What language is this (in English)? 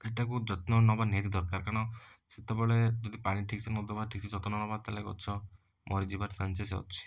Odia